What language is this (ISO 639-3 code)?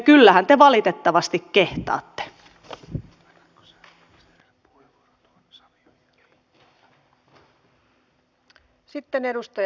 fin